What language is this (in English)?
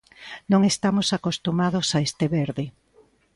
Galician